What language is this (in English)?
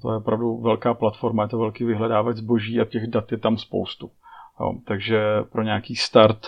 Czech